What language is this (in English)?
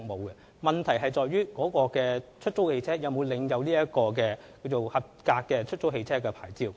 Cantonese